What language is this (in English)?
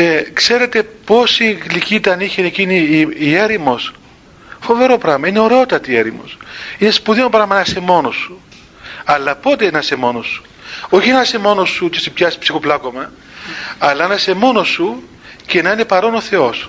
Greek